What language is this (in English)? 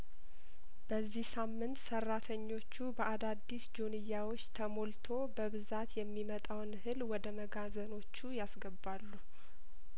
Amharic